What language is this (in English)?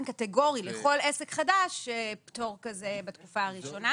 Hebrew